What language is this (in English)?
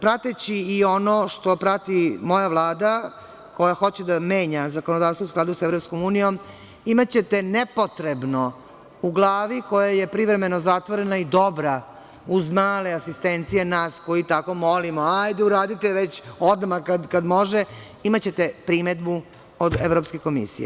Serbian